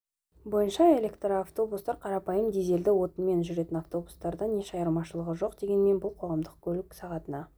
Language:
Kazakh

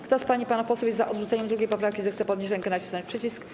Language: Polish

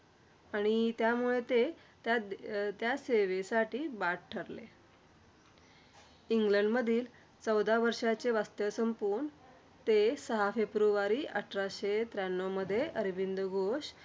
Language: Marathi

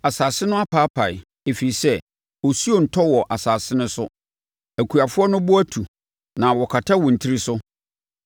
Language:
Akan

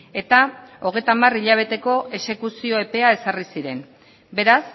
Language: Basque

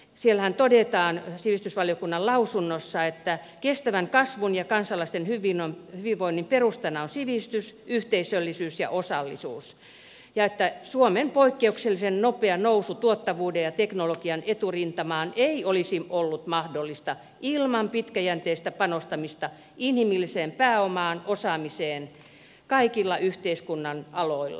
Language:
Finnish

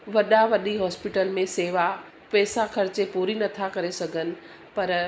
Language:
Sindhi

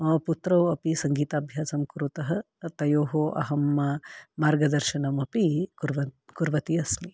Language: Sanskrit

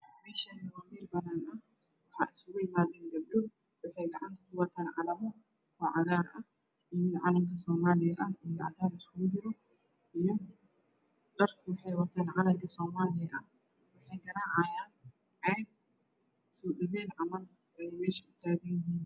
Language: Somali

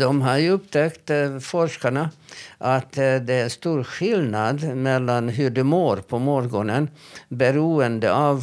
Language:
Swedish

